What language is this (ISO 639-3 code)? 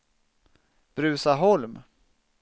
swe